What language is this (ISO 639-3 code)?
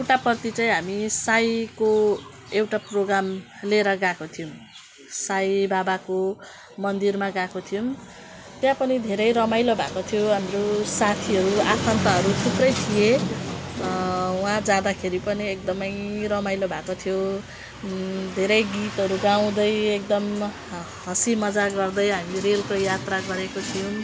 nep